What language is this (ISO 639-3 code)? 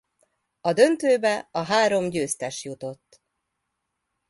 hun